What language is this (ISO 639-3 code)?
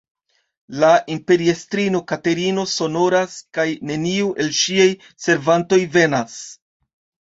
epo